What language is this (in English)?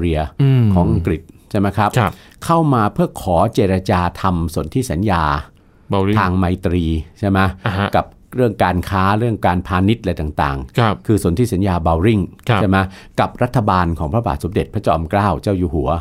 Thai